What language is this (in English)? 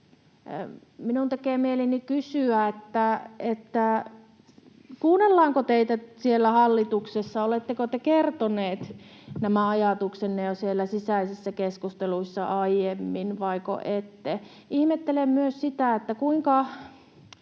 Finnish